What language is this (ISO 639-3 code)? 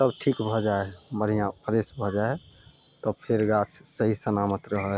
mai